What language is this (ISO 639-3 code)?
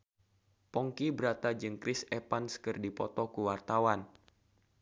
sun